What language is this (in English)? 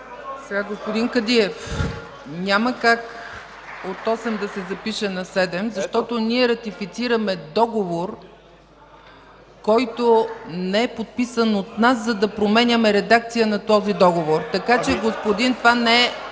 Bulgarian